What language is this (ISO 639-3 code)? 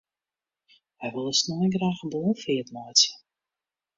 fry